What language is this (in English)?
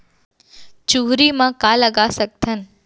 Chhattisgarhi